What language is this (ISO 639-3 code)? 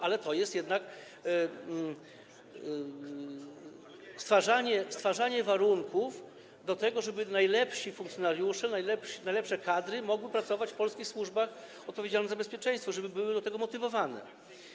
pol